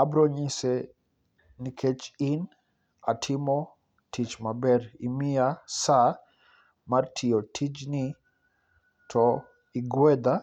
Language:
Luo (Kenya and Tanzania)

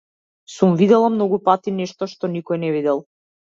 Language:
Macedonian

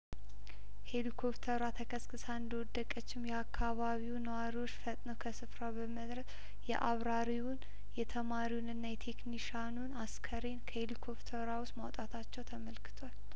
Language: Amharic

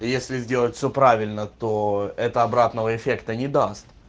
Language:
Russian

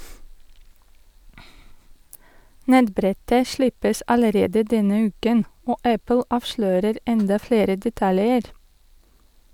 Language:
Norwegian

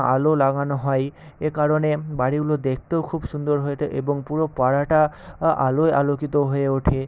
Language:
Bangla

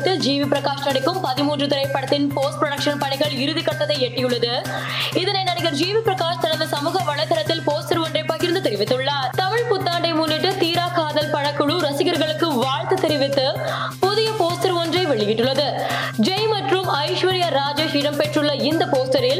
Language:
Tamil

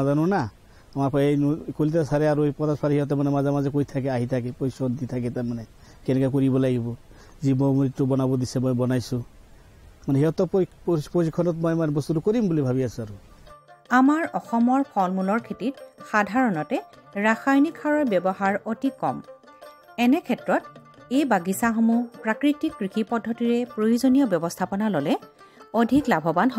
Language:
Bangla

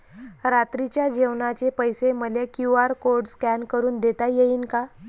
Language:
Marathi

